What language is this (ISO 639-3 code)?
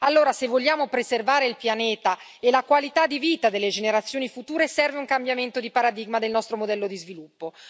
ita